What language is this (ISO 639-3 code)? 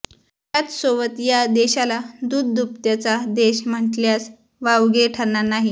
mar